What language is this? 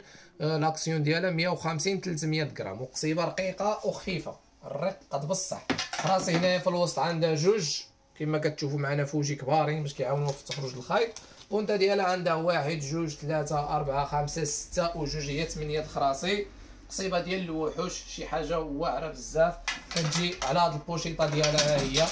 Arabic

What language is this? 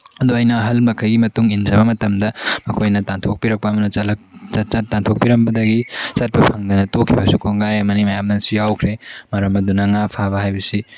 Manipuri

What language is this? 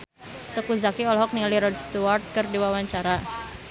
Sundanese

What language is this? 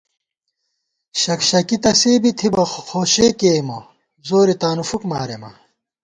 Gawar-Bati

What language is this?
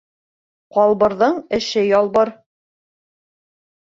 Bashkir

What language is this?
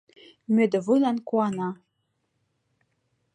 Mari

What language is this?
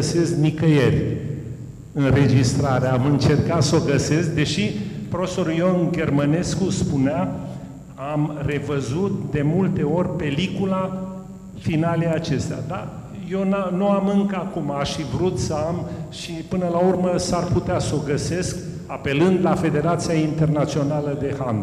Romanian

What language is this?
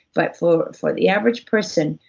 English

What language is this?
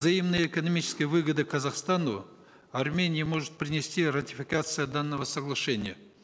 Kazakh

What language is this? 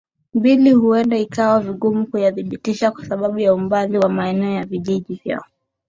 Swahili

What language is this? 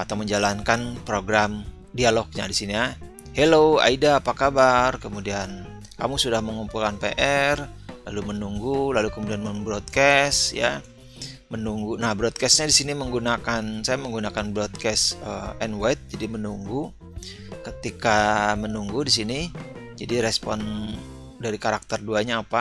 Indonesian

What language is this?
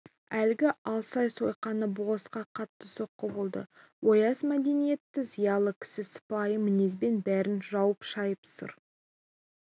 Kazakh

